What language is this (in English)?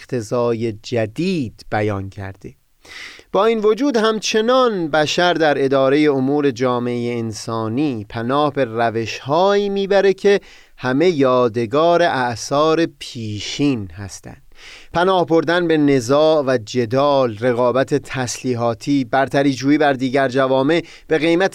Persian